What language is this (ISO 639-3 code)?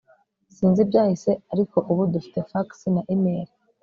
kin